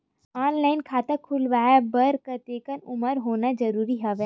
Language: Chhattisgarhi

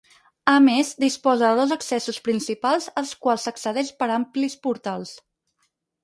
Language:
Catalan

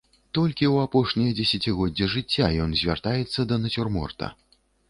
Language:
Belarusian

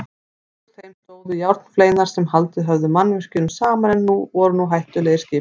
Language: Icelandic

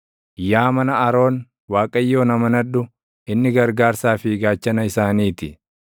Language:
Oromo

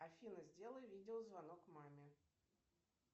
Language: Russian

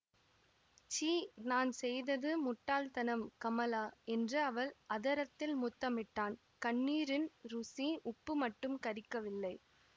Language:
Tamil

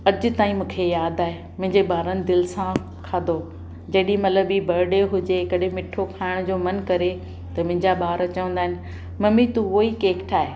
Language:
Sindhi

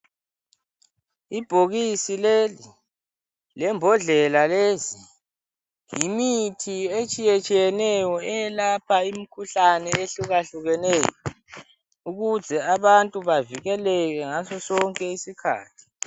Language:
North Ndebele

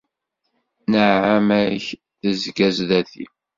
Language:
Kabyle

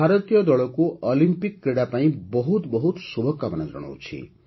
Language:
Odia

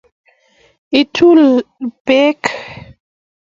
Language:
Kalenjin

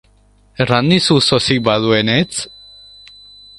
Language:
Basque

